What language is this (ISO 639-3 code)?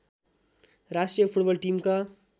nep